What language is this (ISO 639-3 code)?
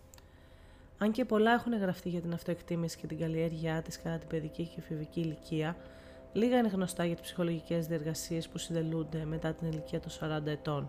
ell